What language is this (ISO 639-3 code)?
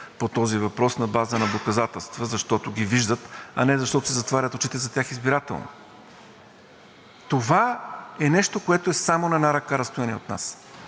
bul